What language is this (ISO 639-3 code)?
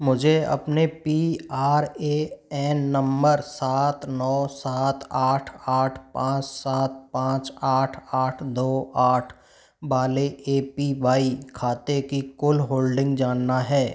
hin